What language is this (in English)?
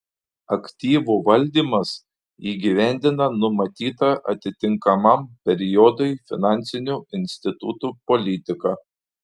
Lithuanian